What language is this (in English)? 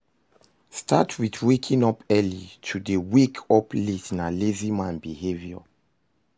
Nigerian Pidgin